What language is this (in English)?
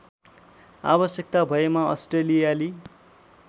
Nepali